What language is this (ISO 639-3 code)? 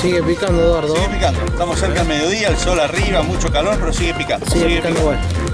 spa